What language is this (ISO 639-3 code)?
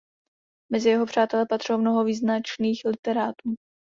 ces